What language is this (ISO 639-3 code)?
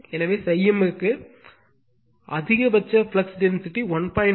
tam